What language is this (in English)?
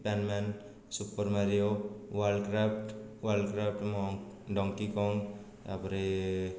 Odia